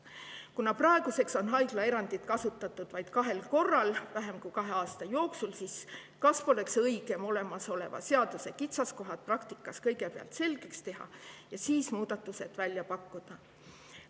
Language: Estonian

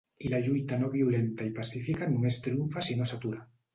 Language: Catalan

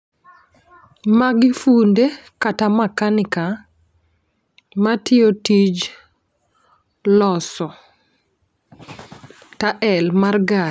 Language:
Luo (Kenya and Tanzania)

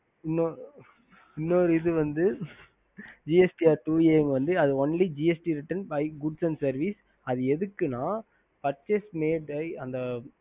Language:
Tamil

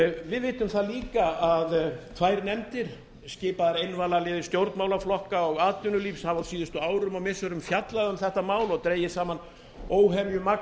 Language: Icelandic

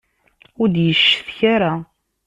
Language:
Kabyle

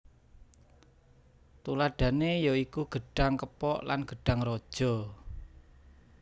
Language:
Javanese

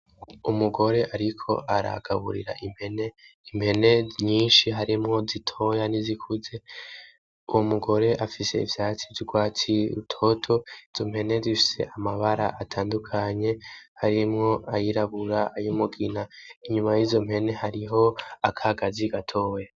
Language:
Rundi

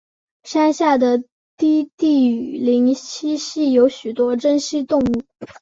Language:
Chinese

